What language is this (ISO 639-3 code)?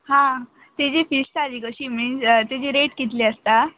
kok